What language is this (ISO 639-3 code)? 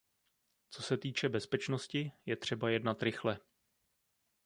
ces